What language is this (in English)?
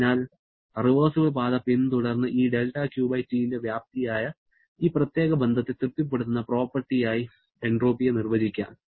Malayalam